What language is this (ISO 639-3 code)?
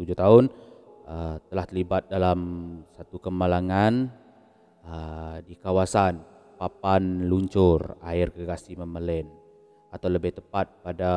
msa